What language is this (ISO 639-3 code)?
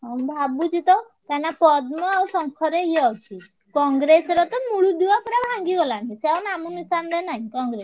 ori